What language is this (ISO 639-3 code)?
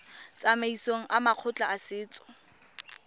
tsn